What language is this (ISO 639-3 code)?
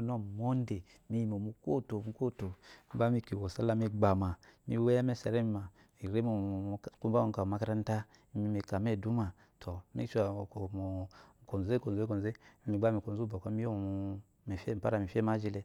afo